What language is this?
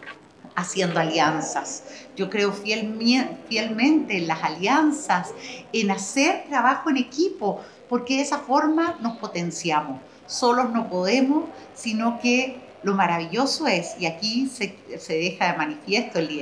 Spanish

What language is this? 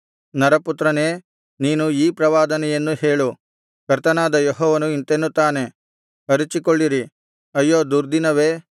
Kannada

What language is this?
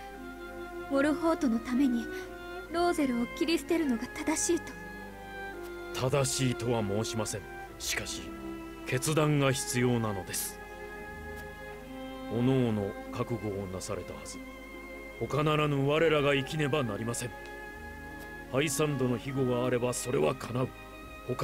Japanese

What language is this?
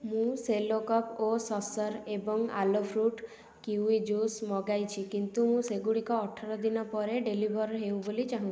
Odia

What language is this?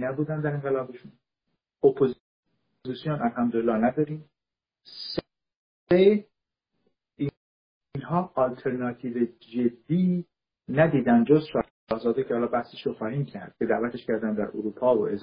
Persian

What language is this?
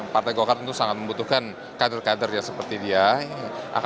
Indonesian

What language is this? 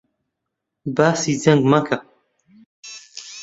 Central Kurdish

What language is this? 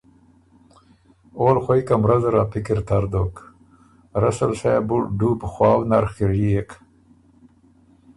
Ormuri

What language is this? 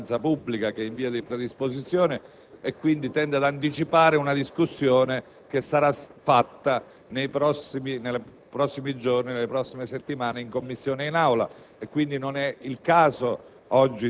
Italian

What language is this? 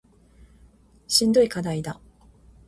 Japanese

